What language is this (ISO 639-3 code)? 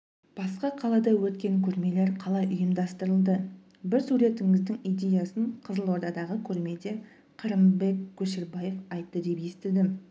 kaz